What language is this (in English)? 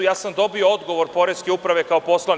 Serbian